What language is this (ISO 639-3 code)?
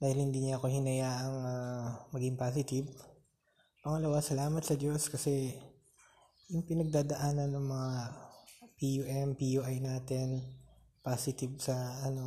fil